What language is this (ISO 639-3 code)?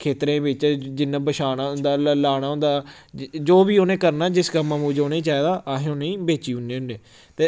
doi